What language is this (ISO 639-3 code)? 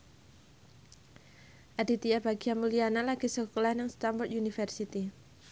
jav